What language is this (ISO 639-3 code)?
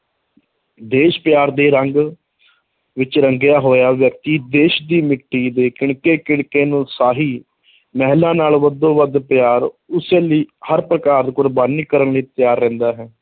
pan